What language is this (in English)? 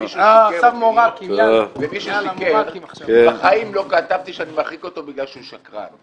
Hebrew